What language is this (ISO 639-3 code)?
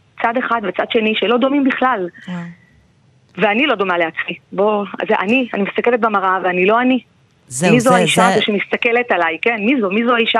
heb